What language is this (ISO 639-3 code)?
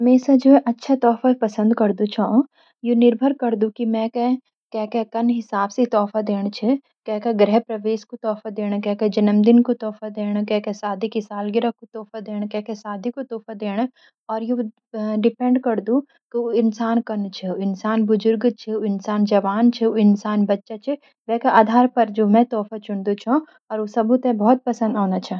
gbm